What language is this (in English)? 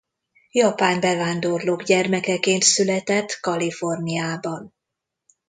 Hungarian